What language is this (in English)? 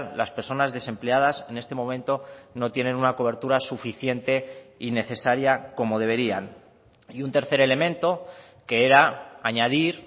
Spanish